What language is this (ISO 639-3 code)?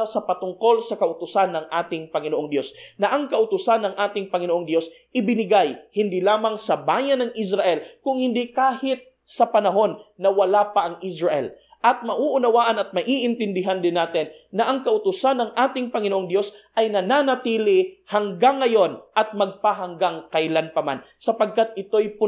fil